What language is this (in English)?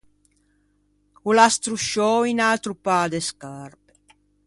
Ligurian